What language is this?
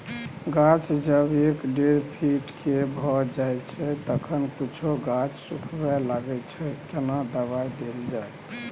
Maithili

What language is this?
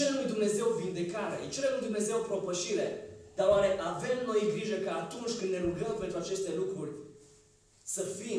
Romanian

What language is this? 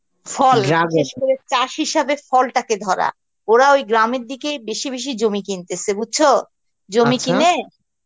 Bangla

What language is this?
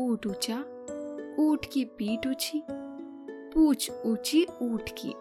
Hindi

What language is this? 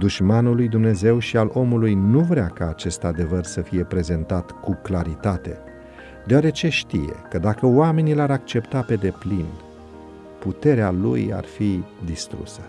Romanian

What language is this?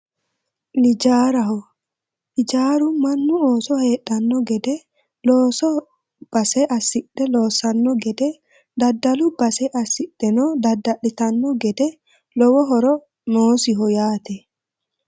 Sidamo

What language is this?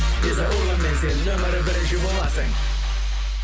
Kazakh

